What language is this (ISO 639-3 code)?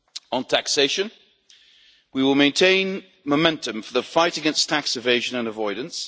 eng